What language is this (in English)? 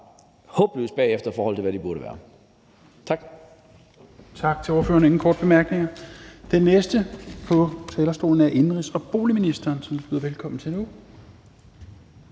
Danish